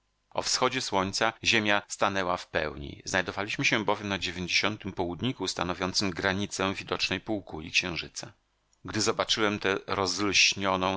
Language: Polish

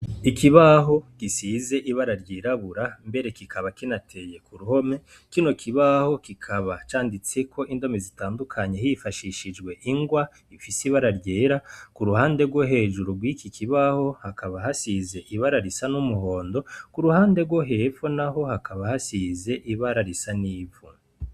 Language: Rundi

